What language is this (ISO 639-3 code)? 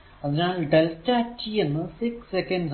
mal